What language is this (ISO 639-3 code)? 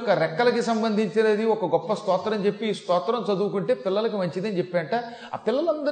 tel